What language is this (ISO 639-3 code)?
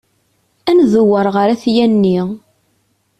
kab